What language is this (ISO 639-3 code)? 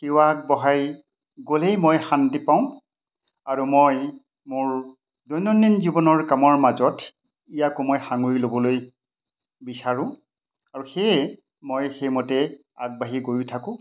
asm